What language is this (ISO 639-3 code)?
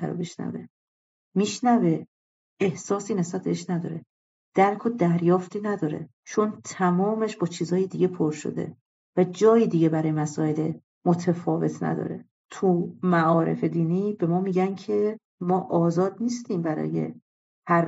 fas